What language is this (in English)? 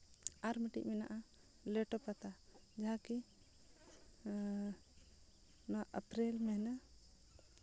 Santali